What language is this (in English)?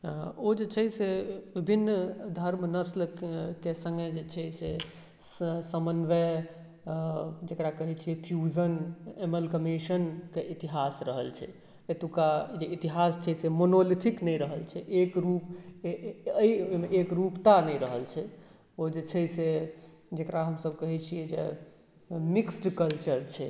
Maithili